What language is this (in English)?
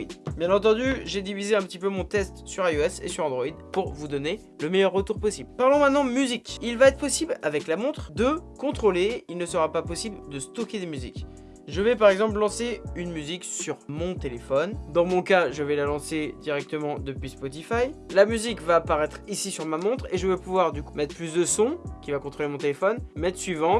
French